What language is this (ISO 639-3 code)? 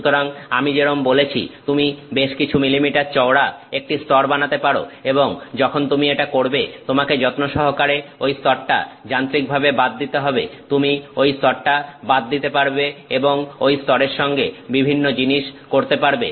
ben